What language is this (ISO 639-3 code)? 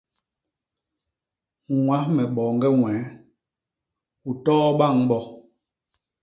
bas